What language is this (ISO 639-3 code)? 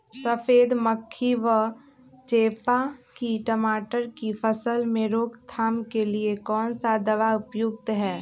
mag